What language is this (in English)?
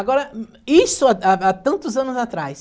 Portuguese